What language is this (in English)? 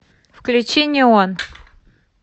Russian